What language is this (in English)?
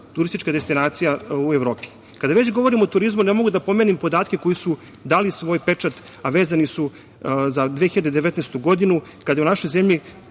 Serbian